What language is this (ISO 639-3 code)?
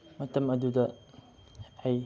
mni